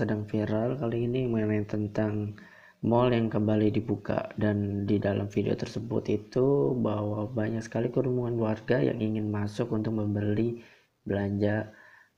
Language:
Indonesian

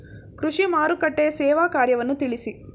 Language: Kannada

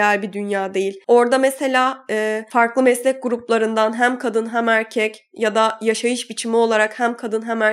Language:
Turkish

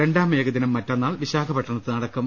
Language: Malayalam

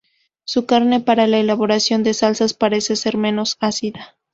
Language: Spanish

